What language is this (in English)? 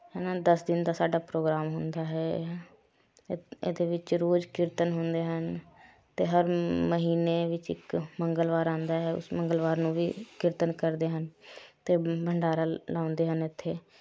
Punjabi